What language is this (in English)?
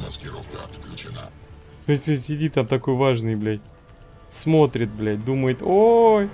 Russian